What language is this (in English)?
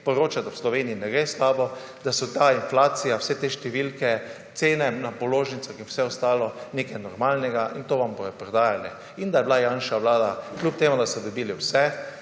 Slovenian